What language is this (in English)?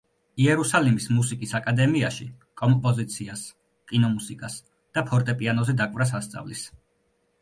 Georgian